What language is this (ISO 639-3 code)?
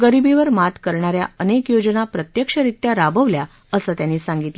mar